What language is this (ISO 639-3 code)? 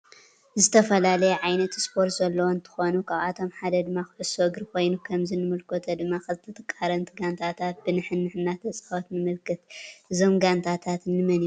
tir